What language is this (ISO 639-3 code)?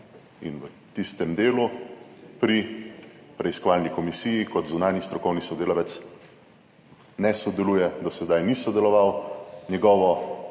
slv